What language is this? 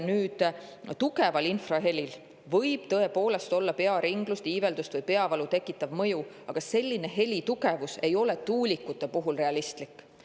Estonian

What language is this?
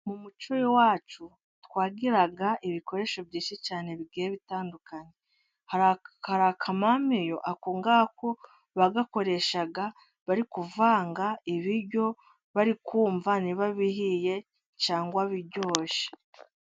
Kinyarwanda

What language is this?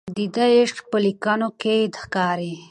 Pashto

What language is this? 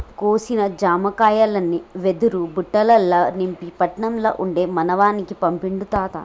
Telugu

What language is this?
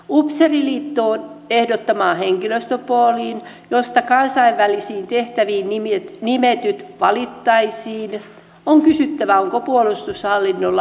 Finnish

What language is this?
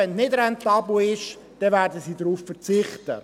Swiss German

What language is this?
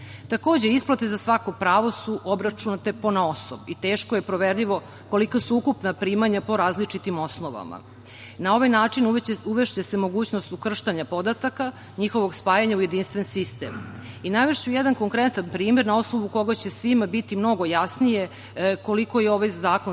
Serbian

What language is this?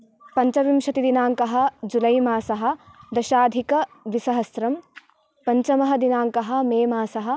Sanskrit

